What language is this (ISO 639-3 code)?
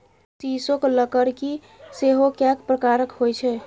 mai